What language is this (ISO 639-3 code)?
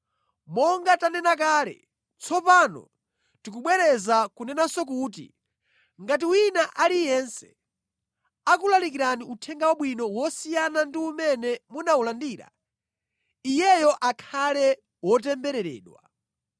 nya